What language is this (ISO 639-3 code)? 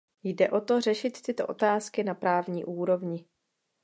ces